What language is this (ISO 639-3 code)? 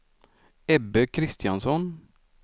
swe